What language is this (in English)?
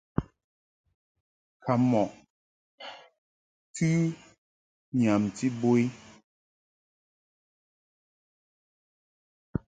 Mungaka